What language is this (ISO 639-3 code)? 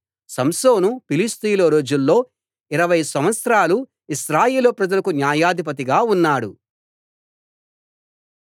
tel